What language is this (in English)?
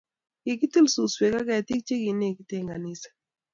Kalenjin